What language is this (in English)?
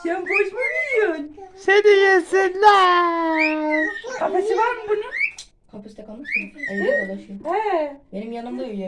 Turkish